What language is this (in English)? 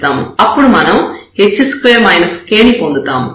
Telugu